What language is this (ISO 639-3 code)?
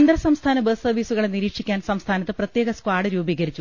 mal